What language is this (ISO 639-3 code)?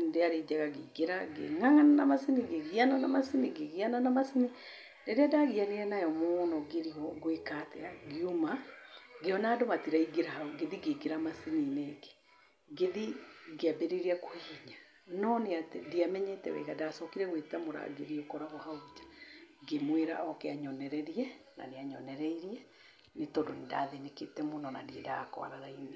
kik